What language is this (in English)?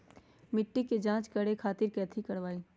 Magahi